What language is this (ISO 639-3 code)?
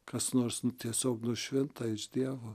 lit